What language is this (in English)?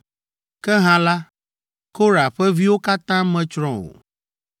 Ewe